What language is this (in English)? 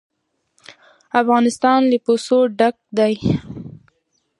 Pashto